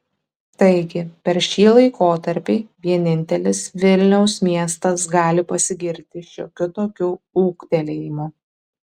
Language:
Lithuanian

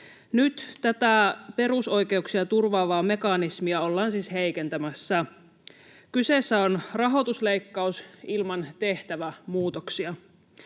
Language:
Finnish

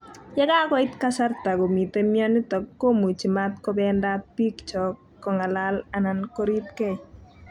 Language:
Kalenjin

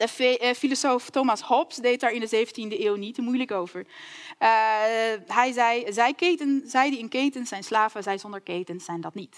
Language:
Dutch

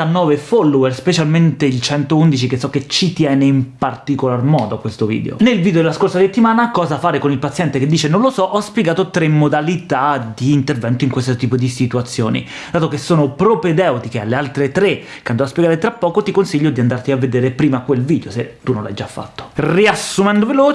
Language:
Italian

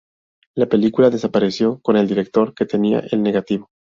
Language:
Spanish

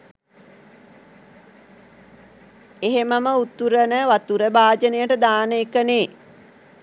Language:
Sinhala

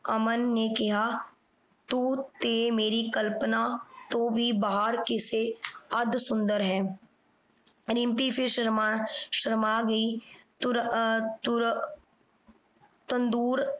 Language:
Punjabi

